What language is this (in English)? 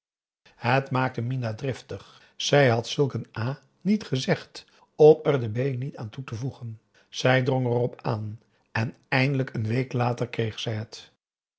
Dutch